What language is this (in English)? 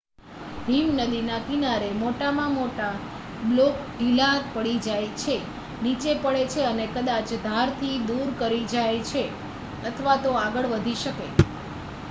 Gujarati